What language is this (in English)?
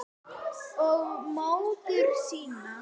Icelandic